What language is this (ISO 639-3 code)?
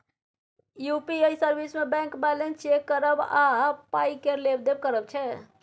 mai